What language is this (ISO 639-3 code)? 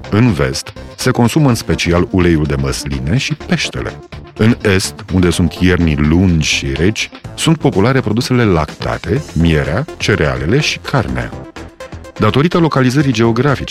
ron